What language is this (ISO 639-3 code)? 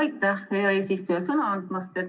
est